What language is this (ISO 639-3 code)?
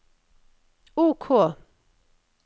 nor